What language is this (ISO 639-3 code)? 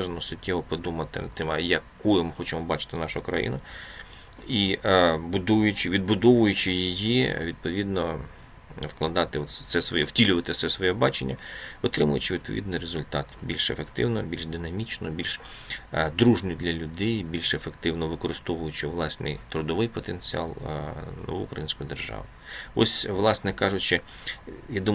ukr